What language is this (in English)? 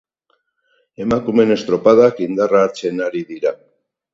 Basque